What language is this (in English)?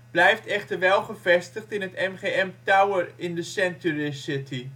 Dutch